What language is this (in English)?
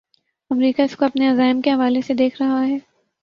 Urdu